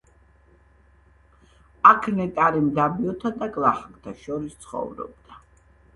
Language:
Georgian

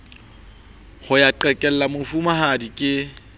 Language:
Southern Sotho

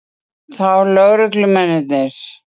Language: Icelandic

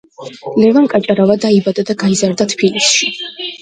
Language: Georgian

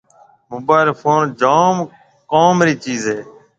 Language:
Marwari (Pakistan)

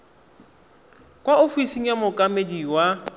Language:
Tswana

